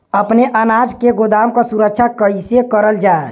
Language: Bhojpuri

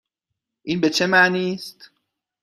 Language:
Persian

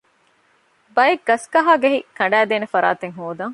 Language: Divehi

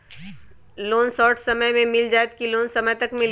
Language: Magahi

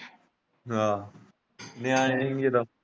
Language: Punjabi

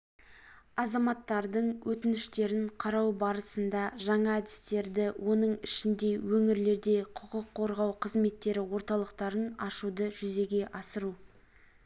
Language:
Kazakh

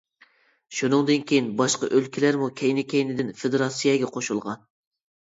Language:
Uyghur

